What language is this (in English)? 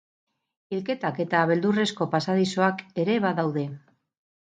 Basque